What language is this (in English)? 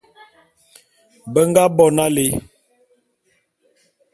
Bulu